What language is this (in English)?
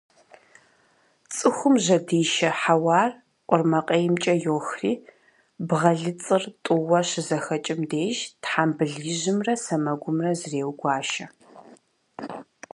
Kabardian